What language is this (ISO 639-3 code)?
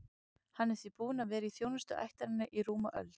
isl